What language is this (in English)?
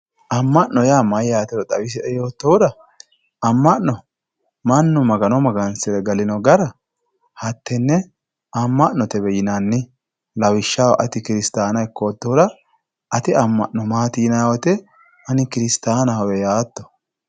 Sidamo